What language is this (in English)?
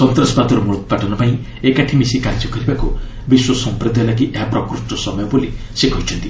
Odia